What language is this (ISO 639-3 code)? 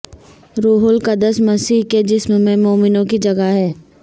urd